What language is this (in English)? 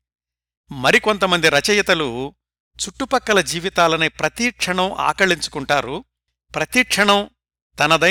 Telugu